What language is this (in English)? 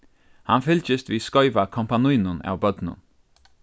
Faroese